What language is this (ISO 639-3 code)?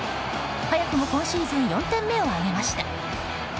jpn